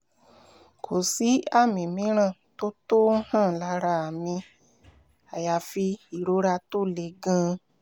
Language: Yoruba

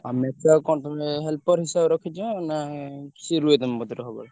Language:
Odia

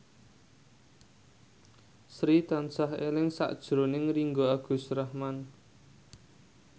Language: Javanese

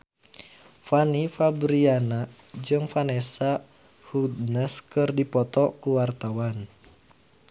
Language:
Sundanese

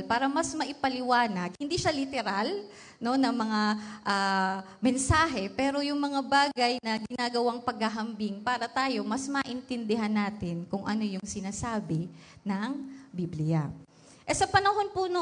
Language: Filipino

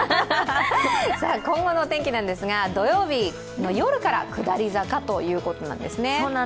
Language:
Japanese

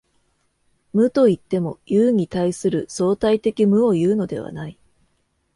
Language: Japanese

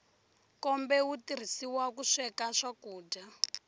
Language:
Tsonga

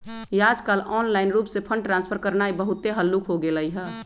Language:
Magahi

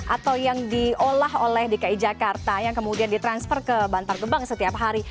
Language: Indonesian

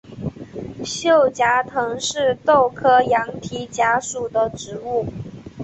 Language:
Chinese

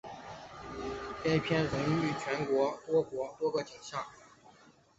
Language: Chinese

